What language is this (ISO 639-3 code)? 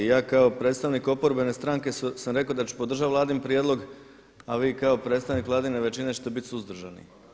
hrv